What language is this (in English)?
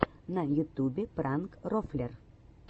Russian